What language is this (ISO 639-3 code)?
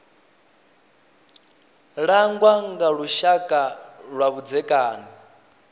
ven